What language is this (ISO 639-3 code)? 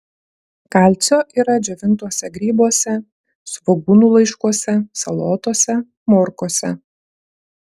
lit